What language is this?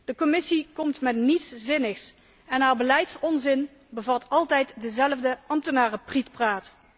Dutch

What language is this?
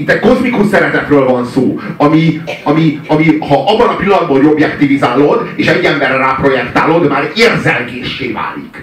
Hungarian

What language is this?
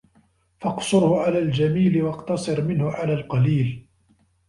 Arabic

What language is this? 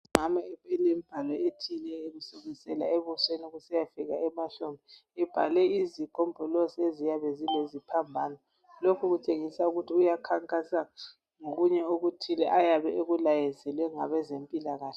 North Ndebele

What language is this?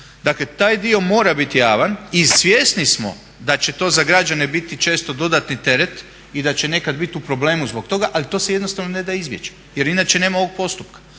Croatian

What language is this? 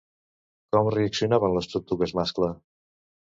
Catalan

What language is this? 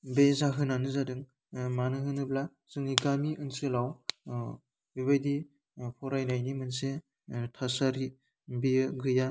Bodo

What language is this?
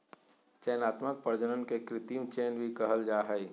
Magahi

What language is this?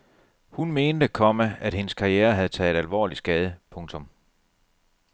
Danish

